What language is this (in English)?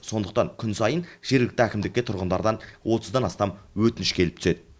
Kazakh